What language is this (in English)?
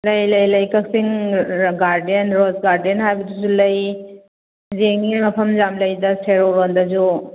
Manipuri